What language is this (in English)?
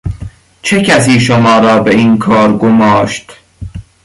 Persian